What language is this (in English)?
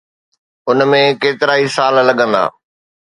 Sindhi